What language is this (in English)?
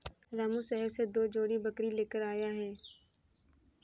Hindi